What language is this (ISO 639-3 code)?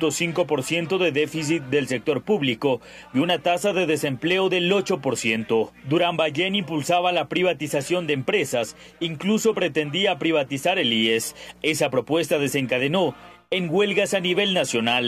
spa